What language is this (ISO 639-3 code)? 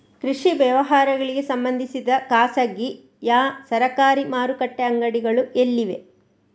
kan